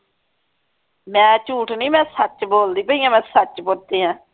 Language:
Punjabi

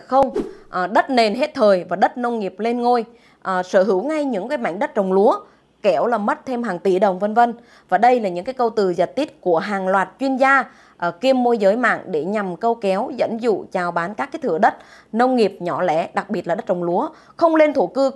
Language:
Vietnamese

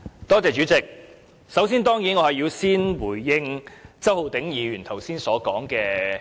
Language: Cantonese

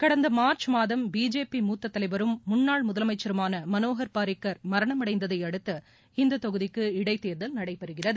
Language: Tamil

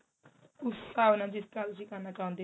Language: Punjabi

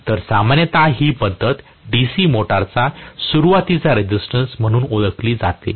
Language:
Marathi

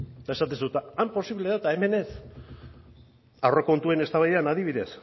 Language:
Basque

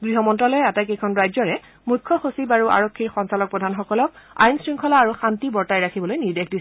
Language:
Assamese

